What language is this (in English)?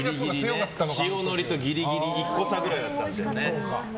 Japanese